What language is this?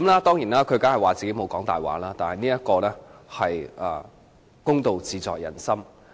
Cantonese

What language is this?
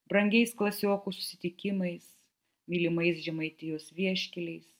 Lithuanian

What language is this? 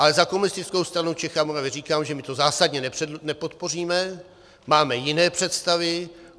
Czech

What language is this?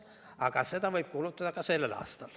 Estonian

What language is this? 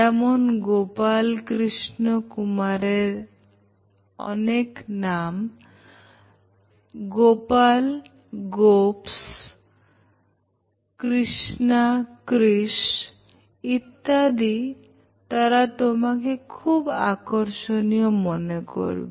Bangla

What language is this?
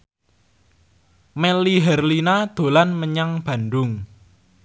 Javanese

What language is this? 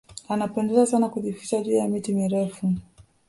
Swahili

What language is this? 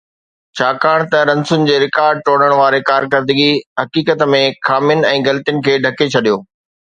Sindhi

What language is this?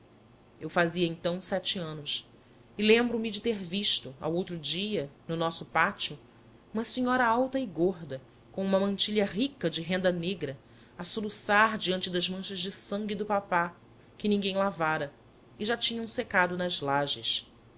Portuguese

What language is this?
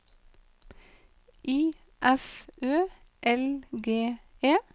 Norwegian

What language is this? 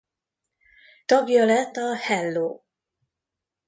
Hungarian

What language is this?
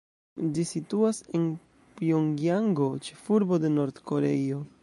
Esperanto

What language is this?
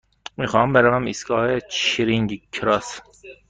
Persian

